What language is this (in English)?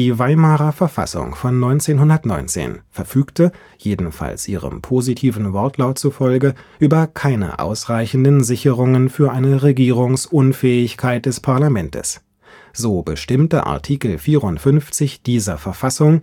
German